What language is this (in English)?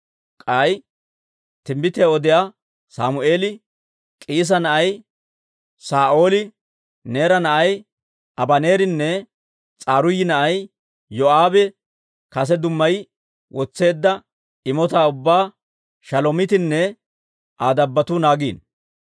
Dawro